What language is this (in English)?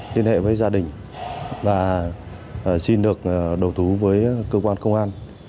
Vietnamese